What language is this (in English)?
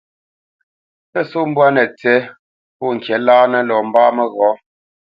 Bamenyam